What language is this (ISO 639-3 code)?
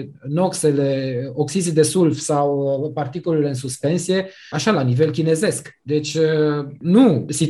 ron